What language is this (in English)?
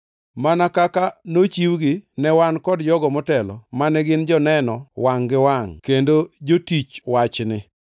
Luo (Kenya and Tanzania)